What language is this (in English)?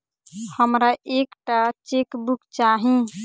Maithili